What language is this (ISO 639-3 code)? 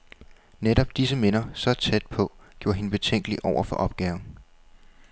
dan